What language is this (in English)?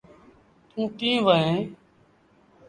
Sindhi Bhil